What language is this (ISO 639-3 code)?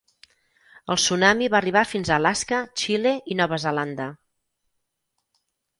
cat